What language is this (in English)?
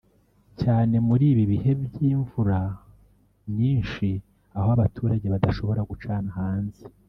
Kinyarwanda